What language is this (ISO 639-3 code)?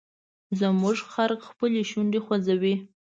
pus